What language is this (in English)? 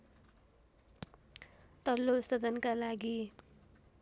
Nepali